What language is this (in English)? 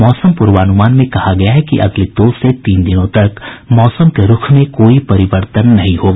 Hindi